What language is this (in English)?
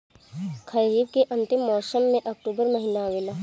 Bhojpuri